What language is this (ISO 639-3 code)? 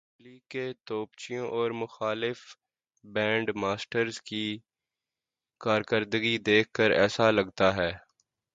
urd